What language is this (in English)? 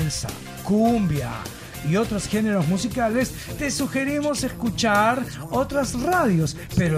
Spanish